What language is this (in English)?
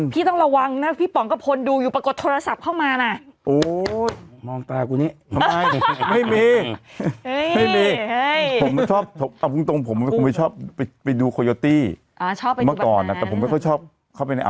Thai